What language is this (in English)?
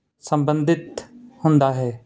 Punjabi